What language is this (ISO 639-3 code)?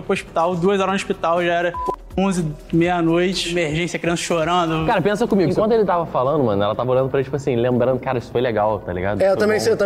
por